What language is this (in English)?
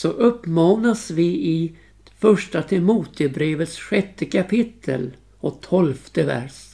Swedish